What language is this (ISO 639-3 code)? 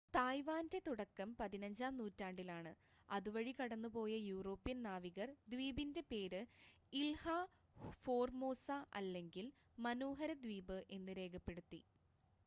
mal